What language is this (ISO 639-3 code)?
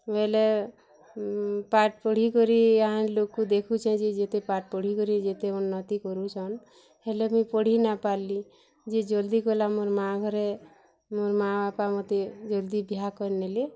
ori